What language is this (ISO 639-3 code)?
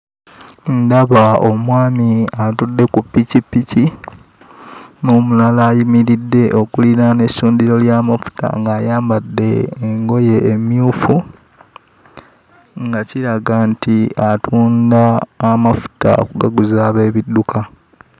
lug